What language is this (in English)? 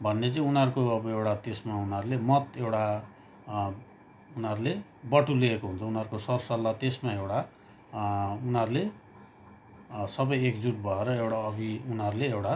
Nepali